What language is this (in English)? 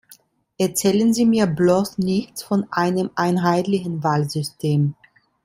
German